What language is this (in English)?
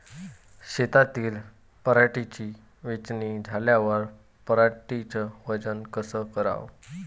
Marathi